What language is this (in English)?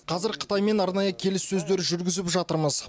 Kazakh